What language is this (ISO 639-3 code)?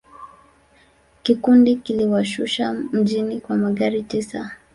swa